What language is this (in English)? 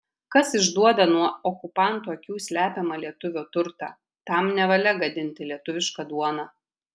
Lithuanian